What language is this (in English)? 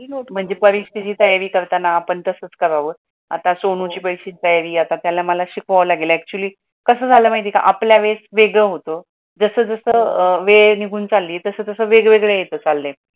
Marathi